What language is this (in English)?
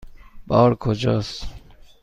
Persian